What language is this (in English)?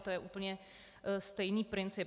Czech